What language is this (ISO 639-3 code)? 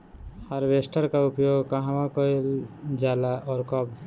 bho